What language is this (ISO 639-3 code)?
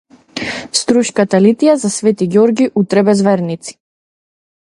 mkd